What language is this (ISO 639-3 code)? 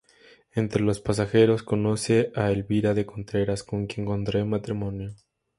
spa